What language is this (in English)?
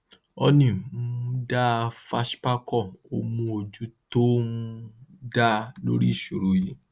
Yoruba